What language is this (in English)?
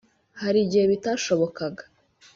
Kinyarwanda